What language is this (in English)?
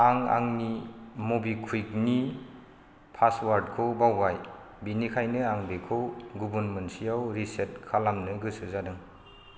Bodo